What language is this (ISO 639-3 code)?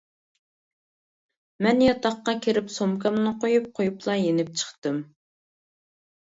uig